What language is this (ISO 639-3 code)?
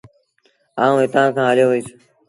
sbn